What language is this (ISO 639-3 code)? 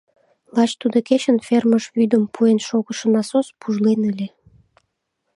chm